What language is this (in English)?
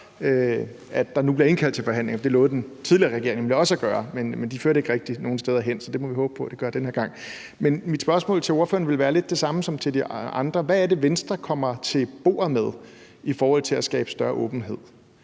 Danish